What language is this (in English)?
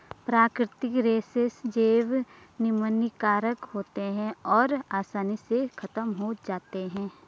Hindi